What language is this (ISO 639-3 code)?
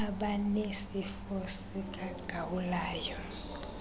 xho